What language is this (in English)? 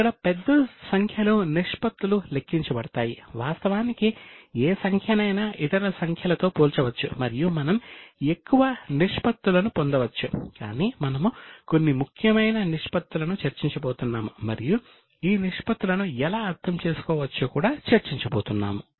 Telugu